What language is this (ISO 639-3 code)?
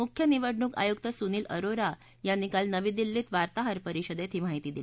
mar